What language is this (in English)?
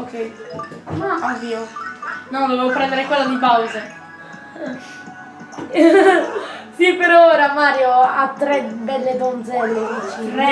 Italian